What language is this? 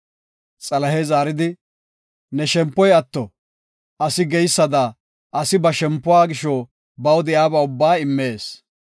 Gofa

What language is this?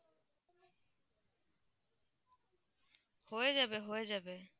Bangla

